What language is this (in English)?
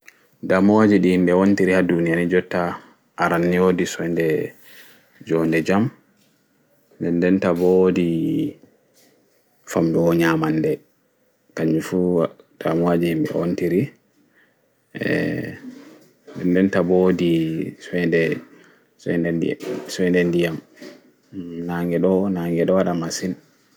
Fula